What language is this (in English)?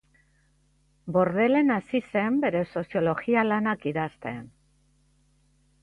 Basque